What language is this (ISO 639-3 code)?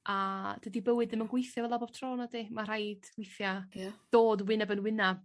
cym